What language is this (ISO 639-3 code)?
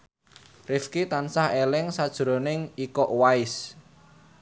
jav